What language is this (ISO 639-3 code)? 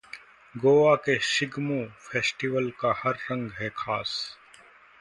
hin